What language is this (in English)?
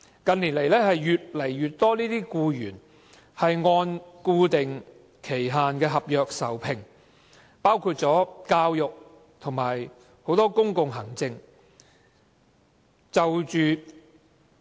Cantonese